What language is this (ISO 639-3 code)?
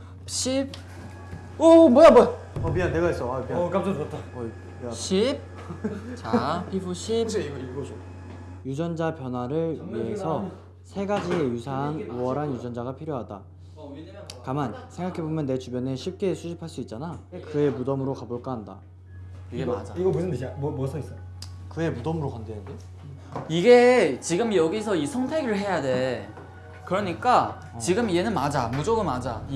kor